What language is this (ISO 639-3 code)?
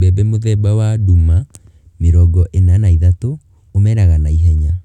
kik